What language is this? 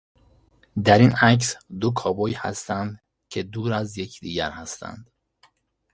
Persian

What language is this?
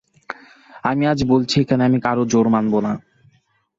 Bangla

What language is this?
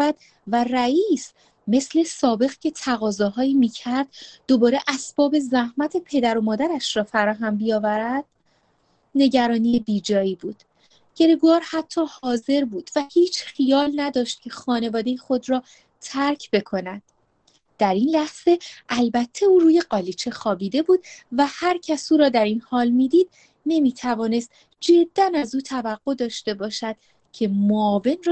Persian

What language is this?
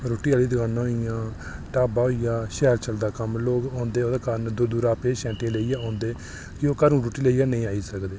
Dogri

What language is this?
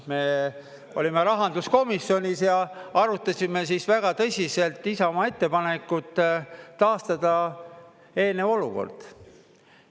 Estonian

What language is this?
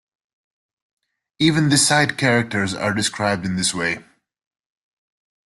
English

